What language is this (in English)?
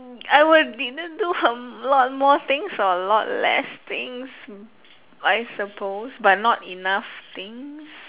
English